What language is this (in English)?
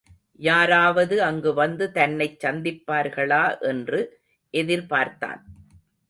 Tamil